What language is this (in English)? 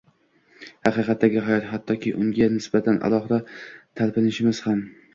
Uzbek